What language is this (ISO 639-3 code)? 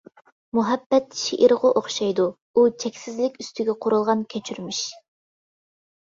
uig